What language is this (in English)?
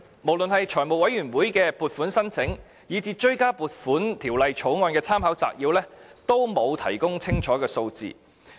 Cantonese